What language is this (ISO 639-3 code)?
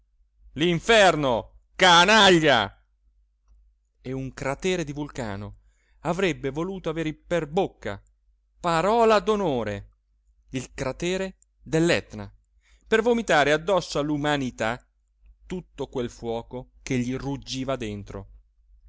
ita